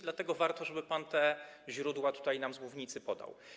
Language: Polish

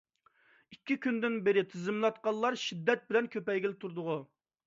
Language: Uyghur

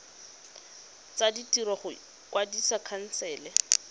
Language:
Tswana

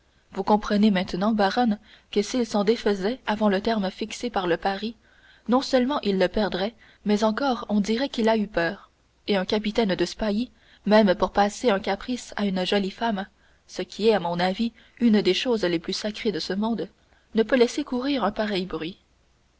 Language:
French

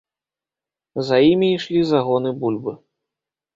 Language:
Belarusian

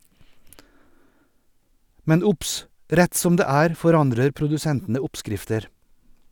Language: Norwegian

